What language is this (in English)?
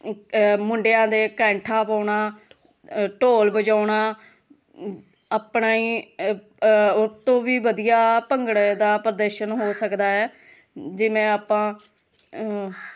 Punjabi